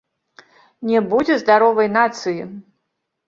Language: Belarusian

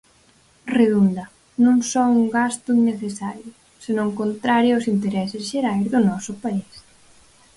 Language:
Galician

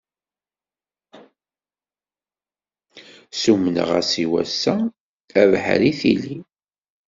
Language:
Kabyle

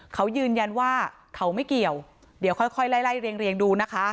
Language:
Thai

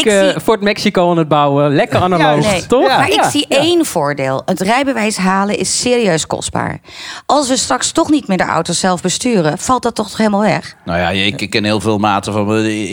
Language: Dutch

